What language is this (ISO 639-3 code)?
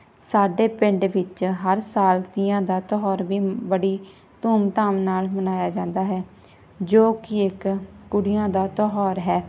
pan